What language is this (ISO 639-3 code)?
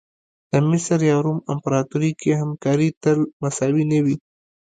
pus